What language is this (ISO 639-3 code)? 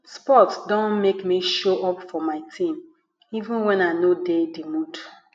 pcm